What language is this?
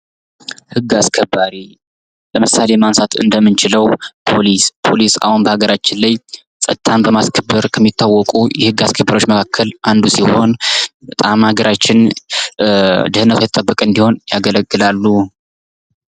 Amharic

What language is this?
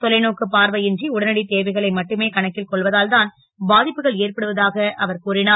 Tamil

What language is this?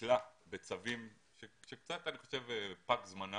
Hebrew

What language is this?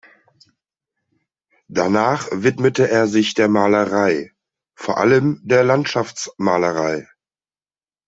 German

